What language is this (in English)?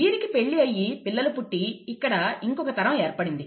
Telugu